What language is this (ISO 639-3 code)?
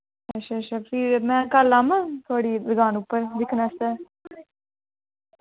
doi